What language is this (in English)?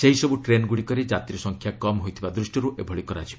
Odia